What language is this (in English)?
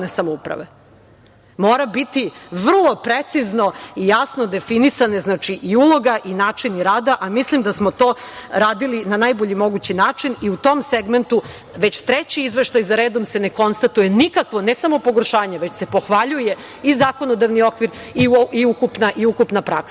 Serbian